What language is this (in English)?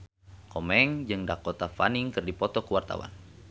Sundanese